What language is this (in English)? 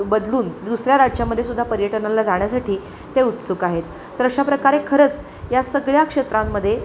Marathi